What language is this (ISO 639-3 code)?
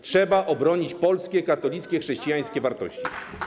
pol